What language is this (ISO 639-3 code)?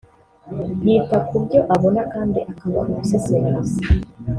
kin